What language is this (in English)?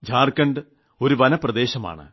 Malayalam